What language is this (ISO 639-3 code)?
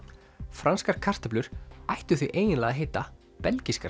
isl